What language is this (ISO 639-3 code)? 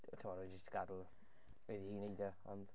cym